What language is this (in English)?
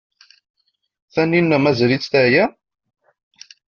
Kabyle